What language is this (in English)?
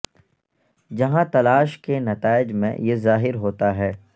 Urdu